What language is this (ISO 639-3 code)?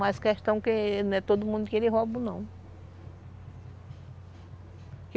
por